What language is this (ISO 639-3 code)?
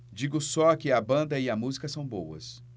por